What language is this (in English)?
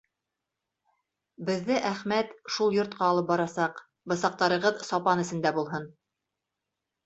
Bashkir